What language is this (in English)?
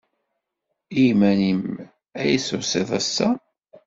Kabyle